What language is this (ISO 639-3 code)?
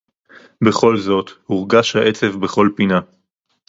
heb